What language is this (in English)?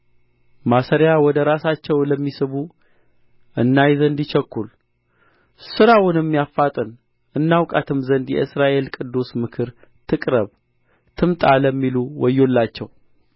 Amharic